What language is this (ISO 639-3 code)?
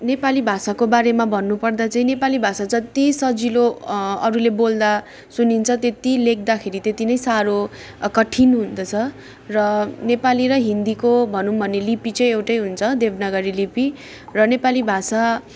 nep